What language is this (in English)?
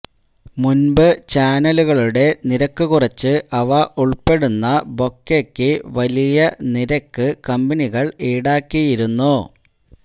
Malayalam